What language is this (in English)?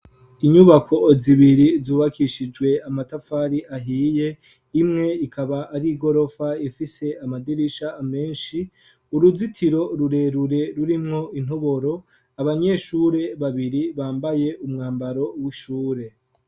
Rundi